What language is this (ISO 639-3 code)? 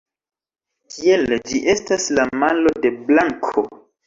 epo